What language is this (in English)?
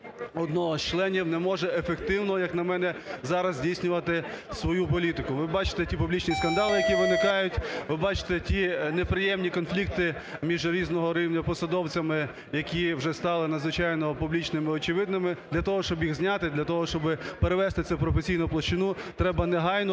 Ukrainian